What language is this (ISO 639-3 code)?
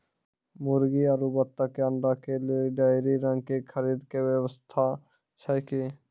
mai